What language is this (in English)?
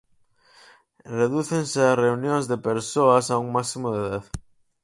Galician